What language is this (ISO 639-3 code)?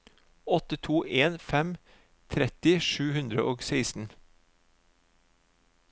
nor